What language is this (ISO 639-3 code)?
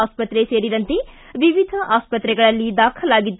kan